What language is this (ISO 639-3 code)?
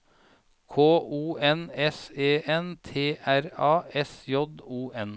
nor